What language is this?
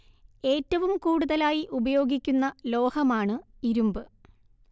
Malayalam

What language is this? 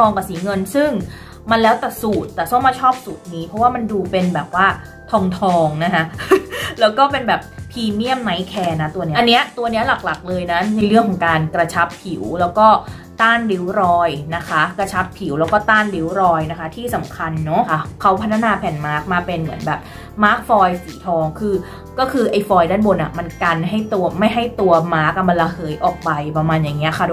Thai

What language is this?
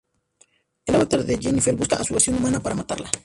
Spanish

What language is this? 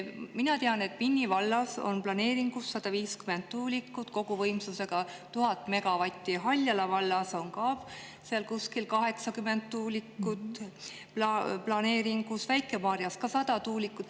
Estonian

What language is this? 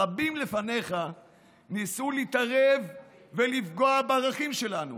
Hebrew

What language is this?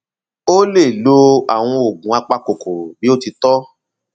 Yoruba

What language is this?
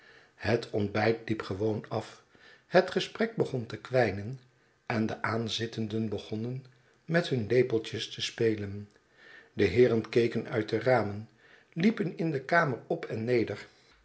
Dutch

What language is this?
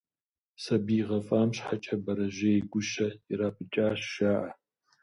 Kabardian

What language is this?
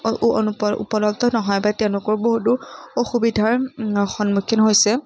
Assamese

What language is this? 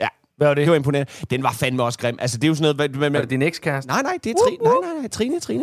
Danish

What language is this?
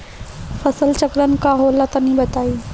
Bhojpuri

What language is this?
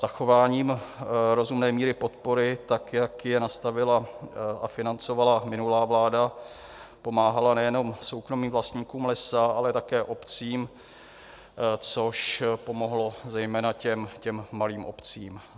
Czech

